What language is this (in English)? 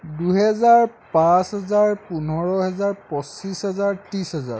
Assamese